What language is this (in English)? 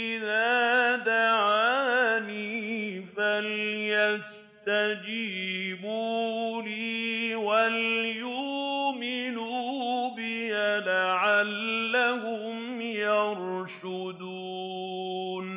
Arabic